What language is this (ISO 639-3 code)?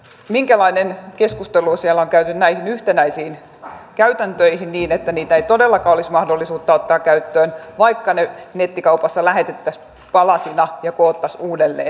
fin